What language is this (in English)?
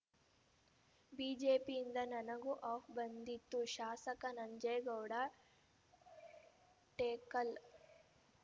Kannada